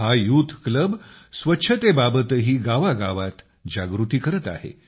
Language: Marathi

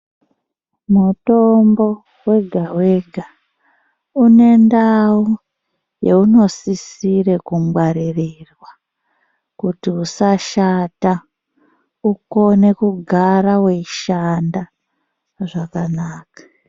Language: Ndau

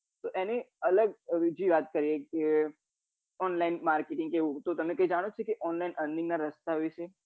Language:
Gujarati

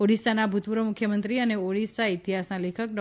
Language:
Gujarati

